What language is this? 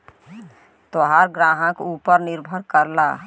Bhojpuri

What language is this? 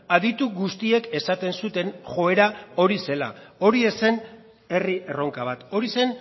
Basque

